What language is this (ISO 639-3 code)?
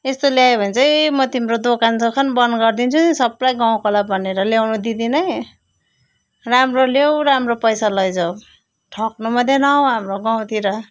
nep